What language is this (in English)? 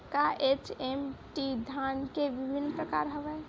Chhattisgarhi